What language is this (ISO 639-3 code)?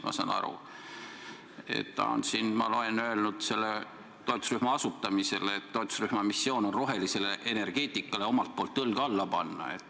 est